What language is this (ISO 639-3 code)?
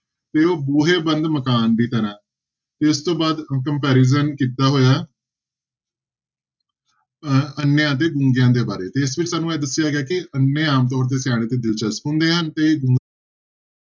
pan